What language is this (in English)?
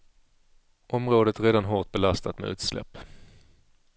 Swedish